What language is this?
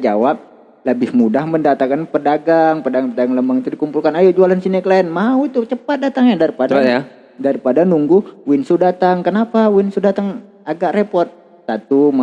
Indonesian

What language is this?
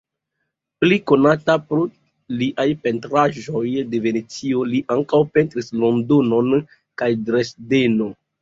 Esperanto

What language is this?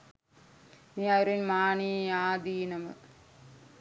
Sinhala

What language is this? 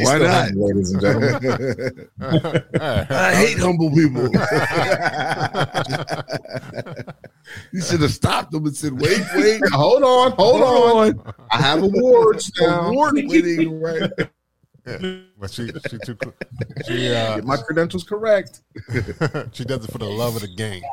English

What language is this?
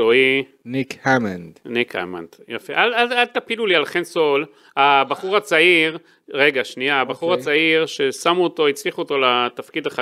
Hebrew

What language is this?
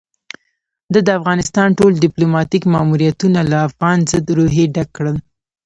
Pashto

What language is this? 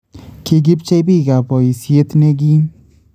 Kalenjin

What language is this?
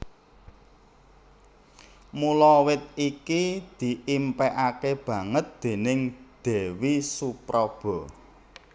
Javanese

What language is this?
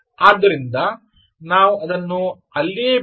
Kannada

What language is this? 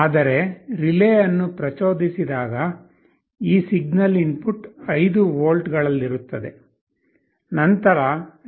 Kannada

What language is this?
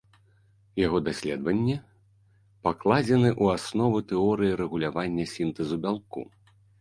Belarusian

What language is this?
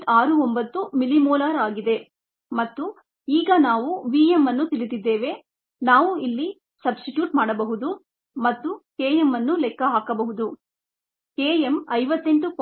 Kannada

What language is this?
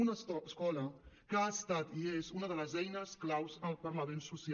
Catalan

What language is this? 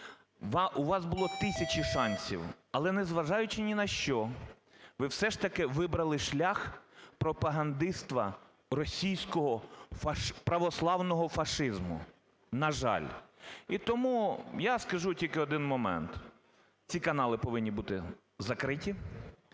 Ukrainian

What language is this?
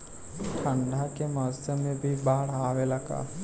Bhojpuri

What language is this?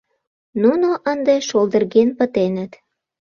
Mari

